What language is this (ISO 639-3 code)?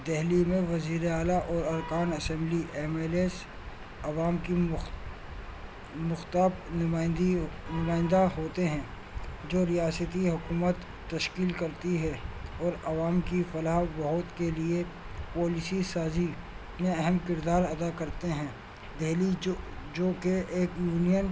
urd